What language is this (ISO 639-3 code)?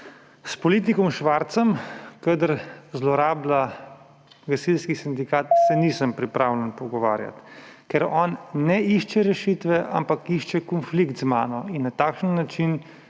slv